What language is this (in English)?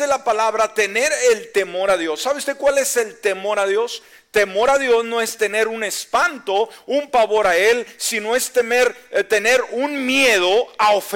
Spanish